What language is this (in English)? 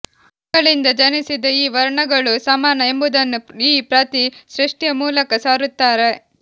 Kannada